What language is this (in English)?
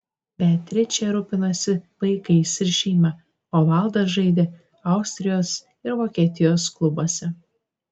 Lithuanian